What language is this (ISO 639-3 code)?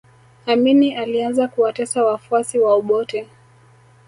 swa